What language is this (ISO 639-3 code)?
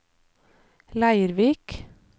nor